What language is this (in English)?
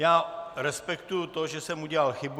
Czech